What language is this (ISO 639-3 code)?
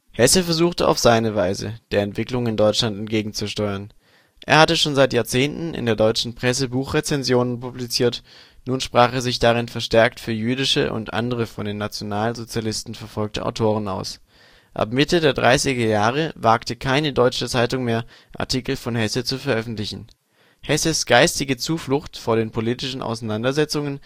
deu